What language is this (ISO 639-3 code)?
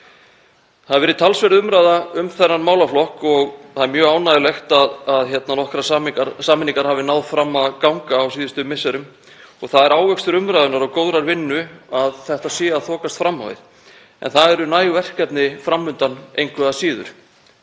isl